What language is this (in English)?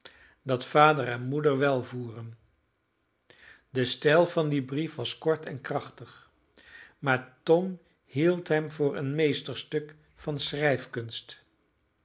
Dutch